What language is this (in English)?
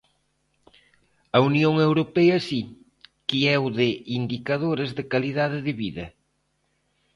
Galician